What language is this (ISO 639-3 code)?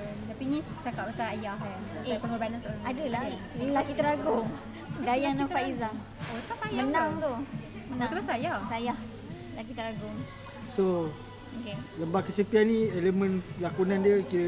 msa